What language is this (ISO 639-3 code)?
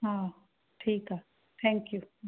snd